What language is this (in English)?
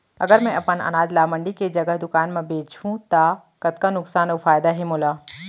Chhattisgarhi